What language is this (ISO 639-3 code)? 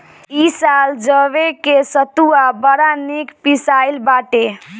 bho